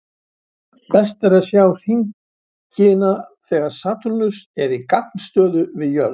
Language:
Icelandic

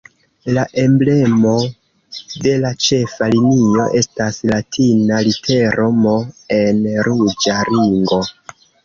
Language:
Esperanto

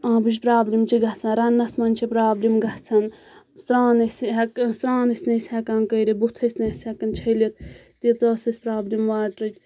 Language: Kashmiri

